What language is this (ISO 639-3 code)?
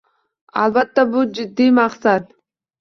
uzb